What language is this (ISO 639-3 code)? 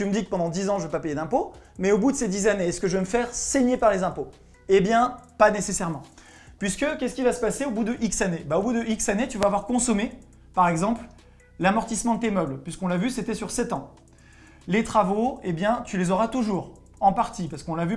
fra